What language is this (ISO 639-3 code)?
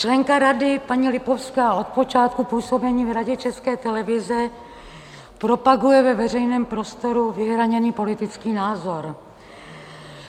ces